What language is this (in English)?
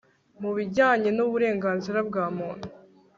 Kinyarwanda